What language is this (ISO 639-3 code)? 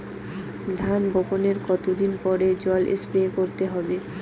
ben